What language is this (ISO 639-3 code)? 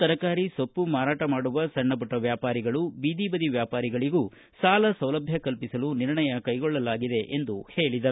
kan